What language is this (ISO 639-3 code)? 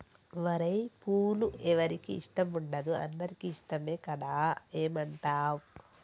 tel